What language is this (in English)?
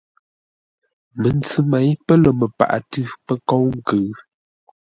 Ngombale